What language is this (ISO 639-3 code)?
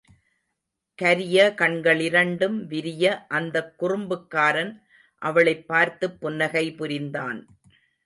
tam